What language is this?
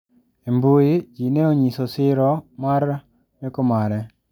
Luo (Kenya and Tanzania)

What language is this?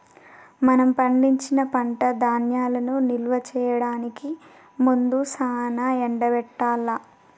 Telugu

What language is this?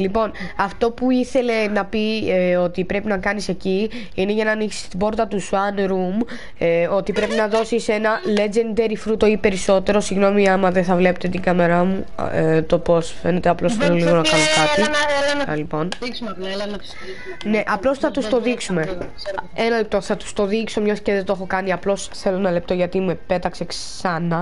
Greek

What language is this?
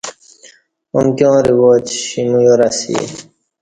Kati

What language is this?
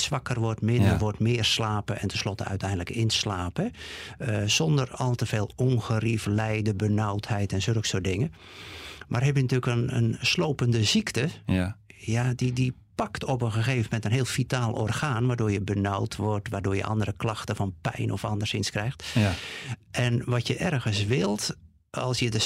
Dutch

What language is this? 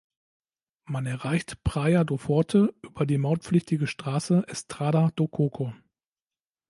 German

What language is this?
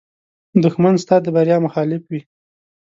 Pashto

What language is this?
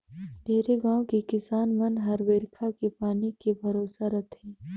Chhattisgarhi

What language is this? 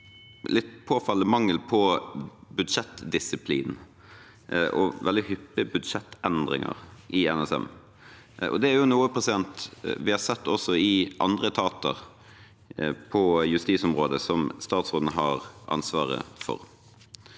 Norwegian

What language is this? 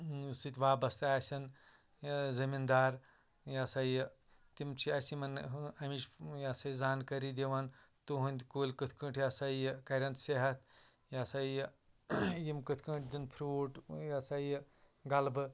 Kashmiri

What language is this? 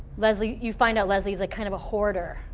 English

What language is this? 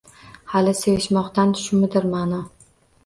Uzbek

